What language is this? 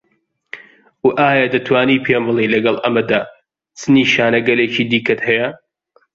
Central Kurdish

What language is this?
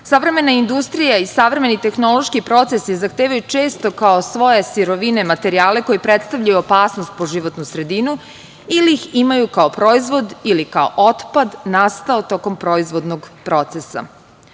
Serbian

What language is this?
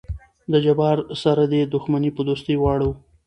Pashto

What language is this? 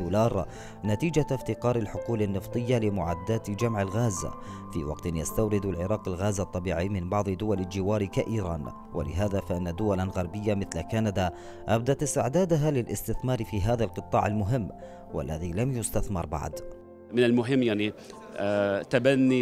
Arabic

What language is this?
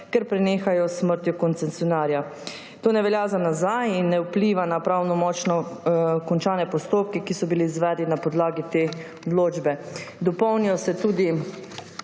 Slovenian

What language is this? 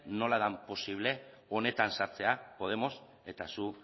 Basque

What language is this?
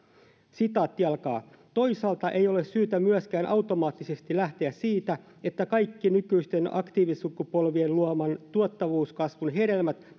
Finnish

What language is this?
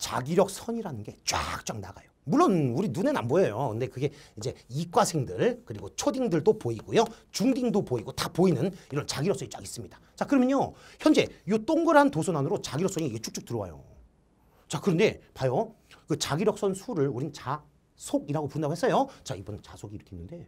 Korean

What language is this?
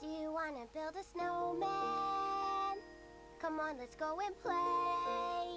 German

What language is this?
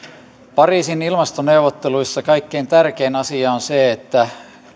Finnish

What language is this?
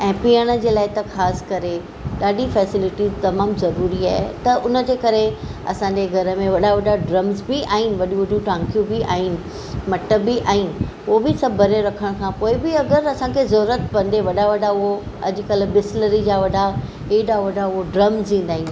Sindhi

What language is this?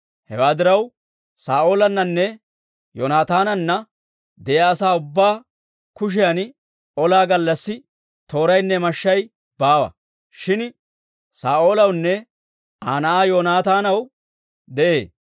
Dawro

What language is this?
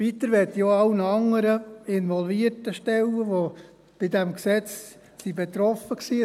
Swiss German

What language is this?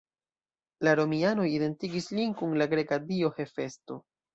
Esperanto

